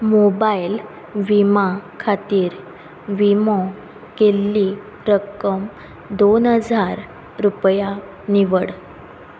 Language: Konkani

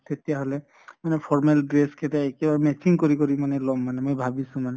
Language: Assamese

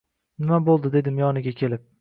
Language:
Uzbek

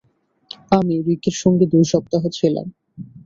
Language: Bangla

